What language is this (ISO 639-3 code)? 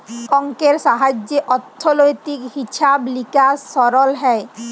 ben